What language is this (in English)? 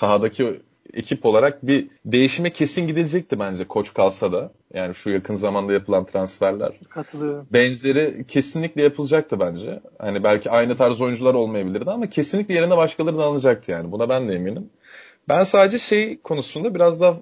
Turkish